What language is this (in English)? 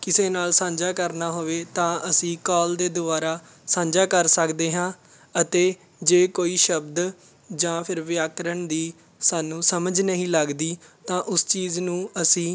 Punjabi